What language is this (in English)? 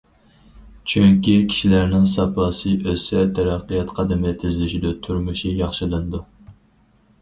Uyghur